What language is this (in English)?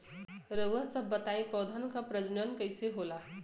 Bhojpuri